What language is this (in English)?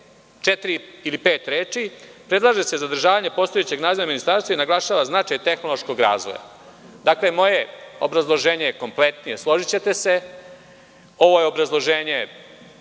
Serbian